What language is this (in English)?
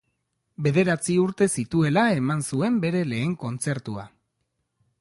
Basque